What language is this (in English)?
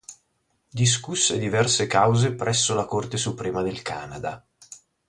Italian